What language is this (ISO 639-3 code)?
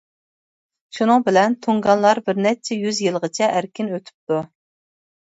uig